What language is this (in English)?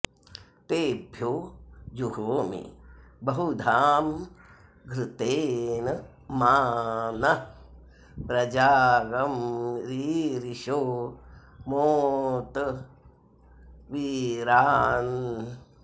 Sanskrit